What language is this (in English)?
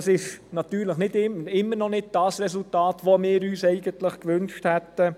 Swiss German